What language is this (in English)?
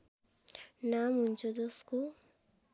Nepali